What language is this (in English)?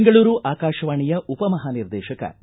Kannada